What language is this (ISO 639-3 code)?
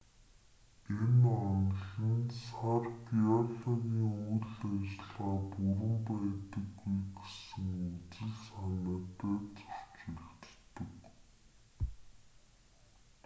mon